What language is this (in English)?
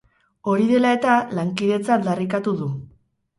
Basque